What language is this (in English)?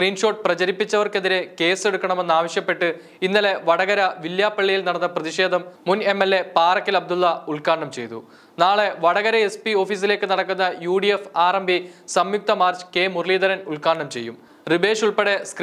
Malayalam